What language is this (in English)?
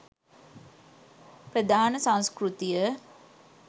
Sinhala